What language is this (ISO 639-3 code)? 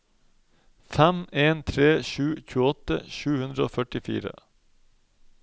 nor